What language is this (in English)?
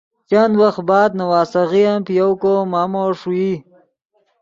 Yidgha